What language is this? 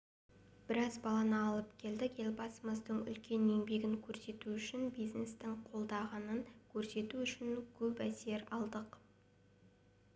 Kazakh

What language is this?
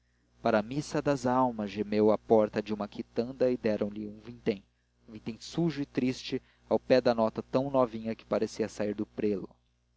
Portuguese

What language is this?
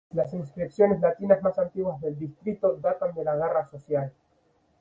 Spanish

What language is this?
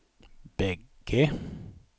Swedish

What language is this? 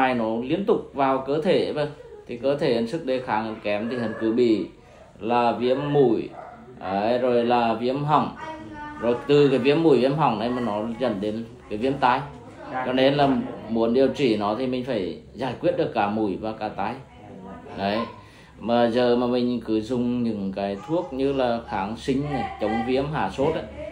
Vietnamese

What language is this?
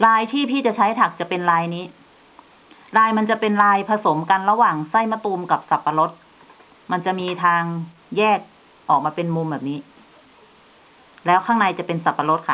Thai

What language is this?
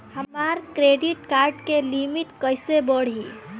Bhojpuri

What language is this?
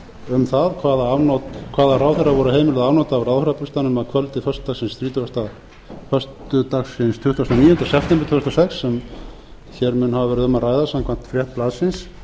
Icelandic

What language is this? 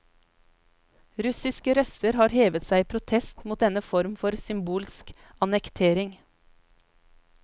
Norwegian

